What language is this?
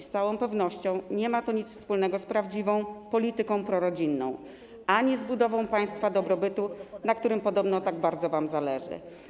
Polish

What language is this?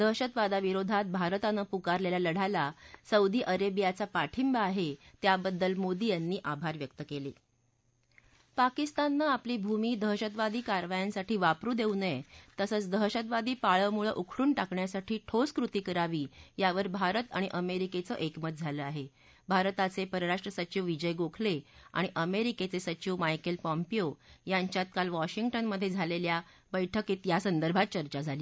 Marathi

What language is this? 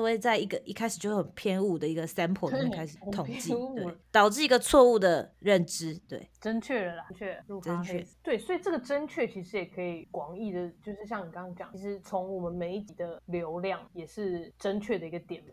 Chinese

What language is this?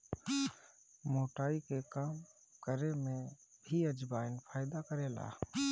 Bhojpuri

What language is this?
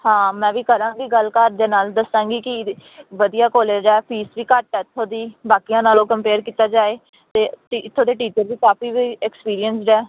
Punjabi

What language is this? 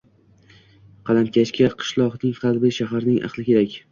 Uzbek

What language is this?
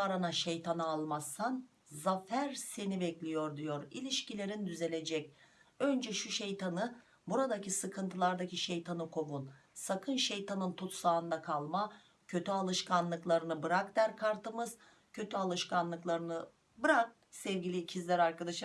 Turkish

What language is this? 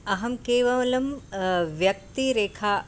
Sanskrit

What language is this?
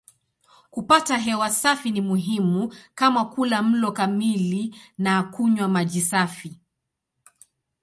Swahili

